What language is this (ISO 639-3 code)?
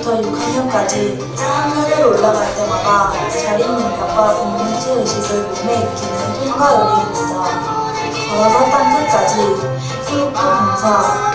kor